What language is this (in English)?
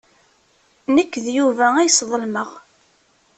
Kabyle